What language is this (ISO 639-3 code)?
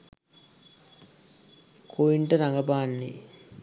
sin